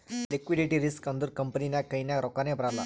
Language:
Kannada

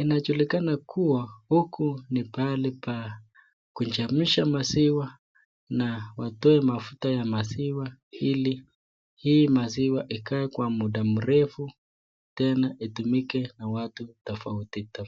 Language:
Swahili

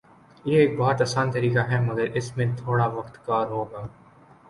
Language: Urdu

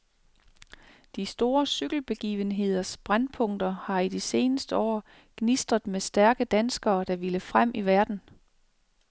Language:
Danish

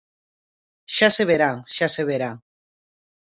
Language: Galician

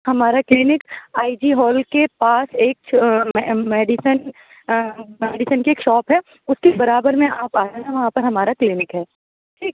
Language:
Urdu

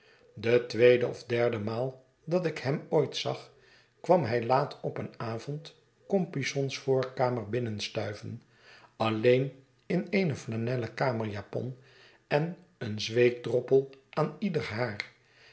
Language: Dutch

